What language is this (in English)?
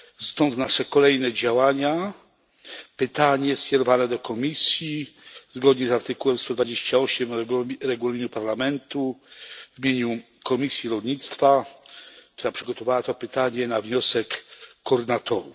Polish